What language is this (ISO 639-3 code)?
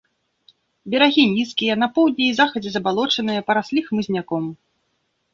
bel